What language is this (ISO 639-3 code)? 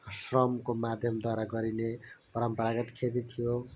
nep